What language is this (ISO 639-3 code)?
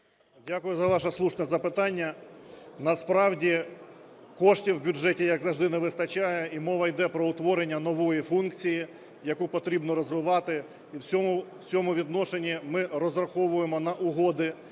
ukr